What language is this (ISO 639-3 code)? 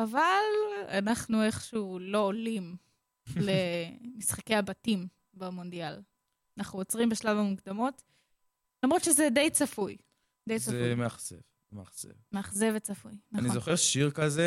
heb